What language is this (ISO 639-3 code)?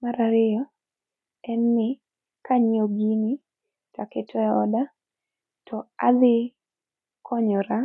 luo